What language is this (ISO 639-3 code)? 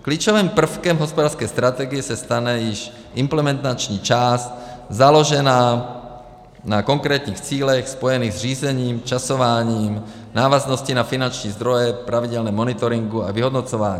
ces